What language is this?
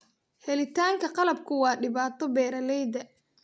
Somali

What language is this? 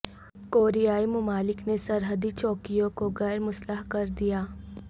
Urdu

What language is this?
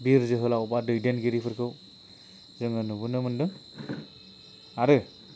Bodo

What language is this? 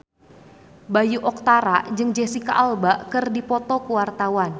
Sundanese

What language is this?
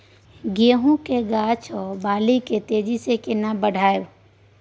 Maithili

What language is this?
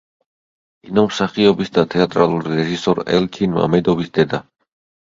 Georgian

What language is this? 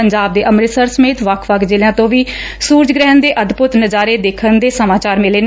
Punjabi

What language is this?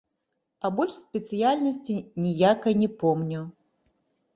Belarusian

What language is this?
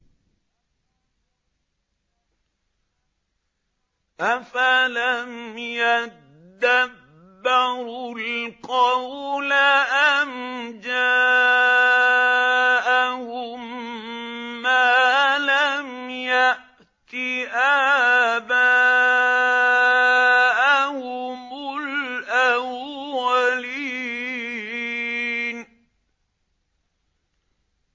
Arabic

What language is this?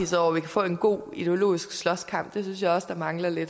Danish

